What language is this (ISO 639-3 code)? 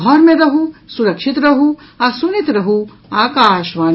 mai